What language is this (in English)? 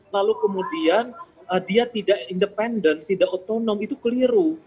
Indonesian